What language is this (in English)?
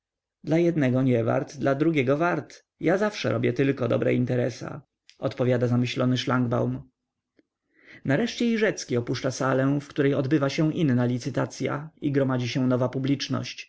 Polish